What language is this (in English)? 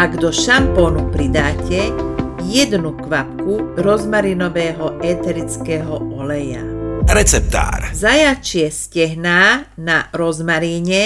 Slovak